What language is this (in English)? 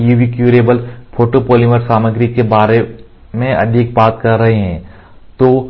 Hindi